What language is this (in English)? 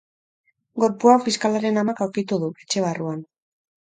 Basque